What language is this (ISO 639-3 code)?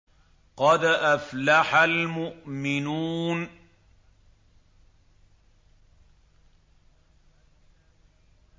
ara